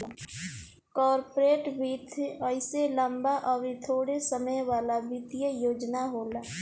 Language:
Bhojpuri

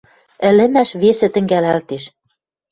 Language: Western Mari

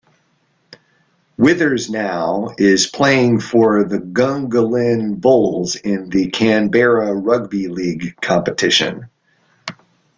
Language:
English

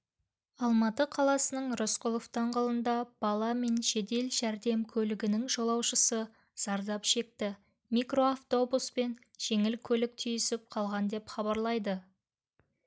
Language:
Kazakh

